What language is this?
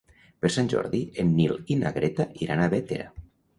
Catalan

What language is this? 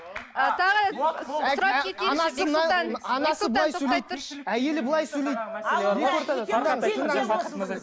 Kazakh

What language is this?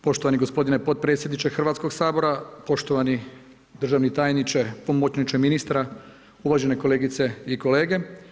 Croatian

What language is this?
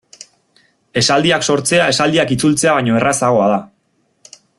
Basque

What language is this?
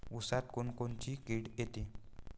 Marathi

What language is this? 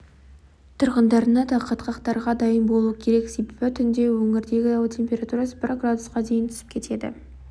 Kazakh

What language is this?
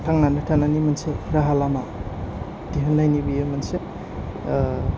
Bodo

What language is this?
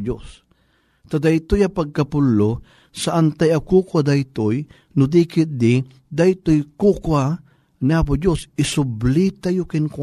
Filipino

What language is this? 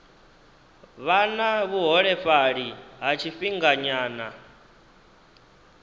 Venda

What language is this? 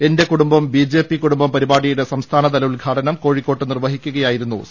Malayalam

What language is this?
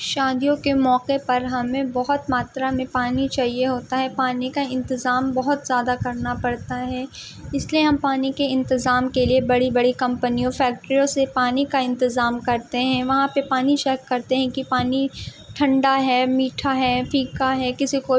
Urdu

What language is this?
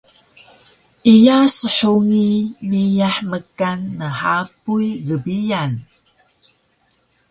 Taroko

